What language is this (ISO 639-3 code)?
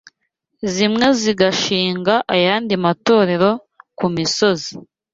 kin